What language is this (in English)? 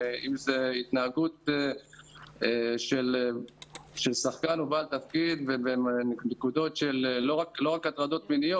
Hebrew